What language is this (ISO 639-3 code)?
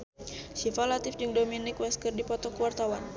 sun